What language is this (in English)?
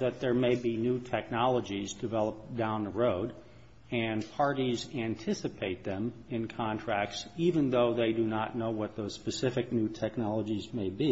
English